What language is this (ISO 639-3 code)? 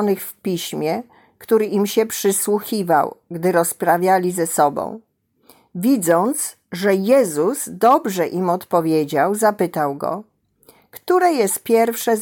pol